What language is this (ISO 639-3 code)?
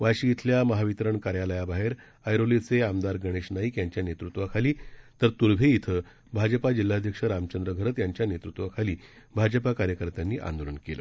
mar